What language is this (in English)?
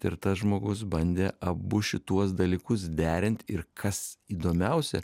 Lithuanian